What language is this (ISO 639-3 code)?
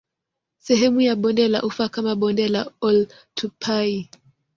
swa